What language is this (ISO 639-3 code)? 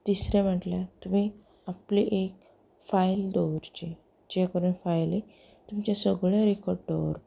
kok